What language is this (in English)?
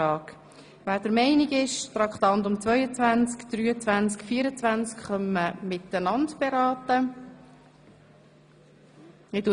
Swiss German